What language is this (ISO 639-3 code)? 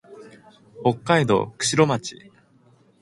jpn